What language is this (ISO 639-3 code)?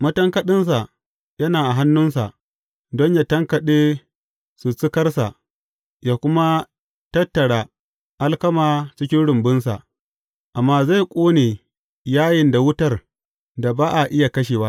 hau